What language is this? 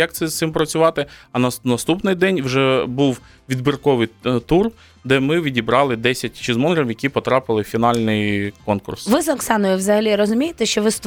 Ukrainian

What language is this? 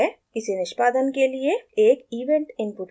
Hindi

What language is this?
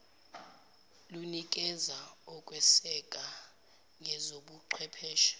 Zulu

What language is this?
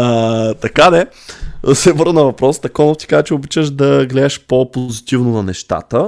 Bulgarian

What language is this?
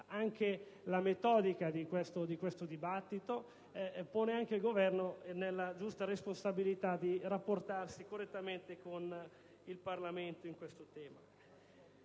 Italian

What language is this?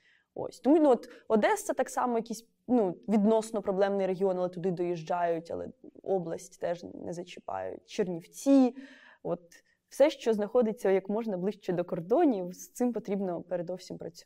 Ukrainian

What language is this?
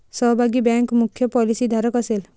Marathi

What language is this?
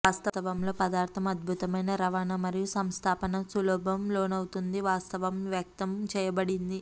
Telugu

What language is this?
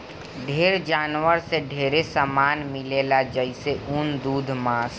Bhojpuri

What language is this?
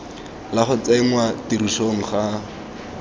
Tswana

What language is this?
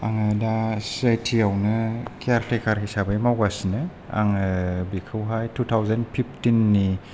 Bodo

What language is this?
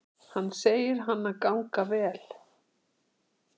Icelandic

